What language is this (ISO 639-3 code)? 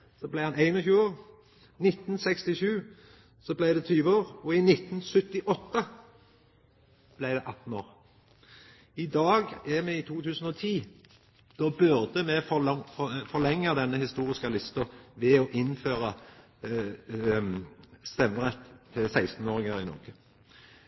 nno